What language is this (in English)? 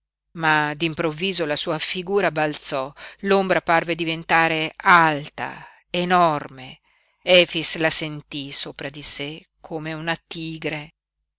Italian